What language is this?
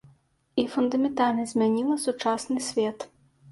Belarusian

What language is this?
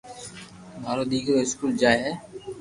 Loarki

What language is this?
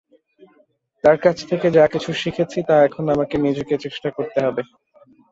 Bangla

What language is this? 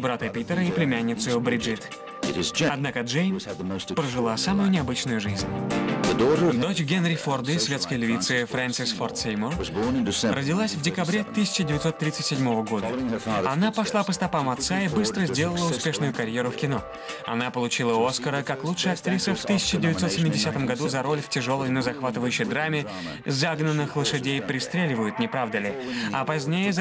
Russian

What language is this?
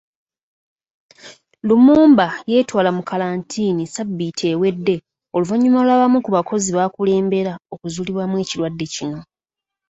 Ganda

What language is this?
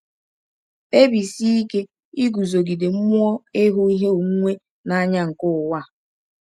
Igbo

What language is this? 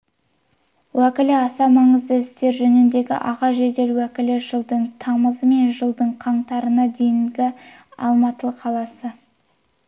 Kazakh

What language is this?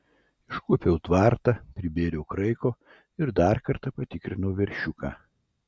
Lithuanian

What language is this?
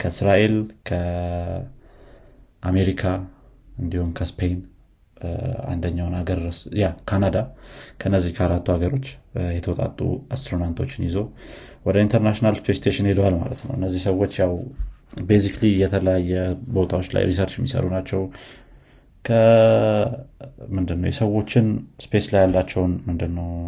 Amharic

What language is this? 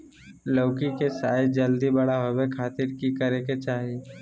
Magahi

